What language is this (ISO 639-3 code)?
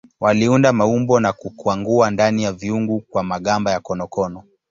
swa